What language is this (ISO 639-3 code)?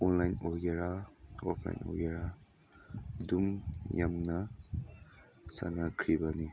mni